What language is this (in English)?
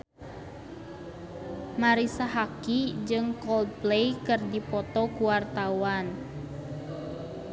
Sundanese